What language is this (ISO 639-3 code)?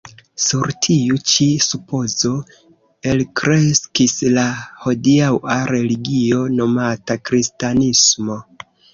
epo